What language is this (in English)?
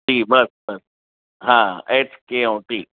Sindhi